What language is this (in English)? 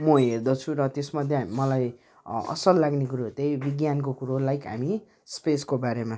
Nepali